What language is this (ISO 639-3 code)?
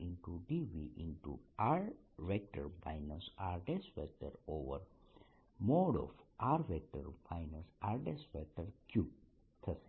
guj